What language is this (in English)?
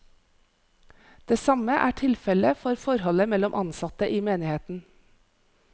Norwegian